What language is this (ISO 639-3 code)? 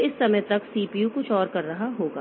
hin